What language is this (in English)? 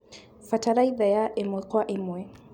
Kikuyu